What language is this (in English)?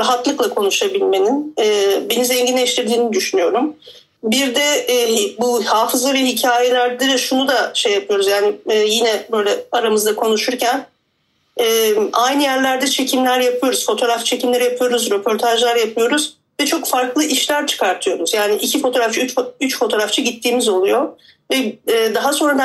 Turkish